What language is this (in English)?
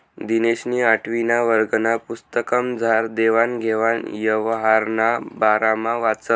Marathi